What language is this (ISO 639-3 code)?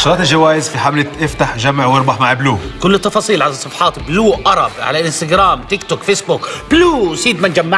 ara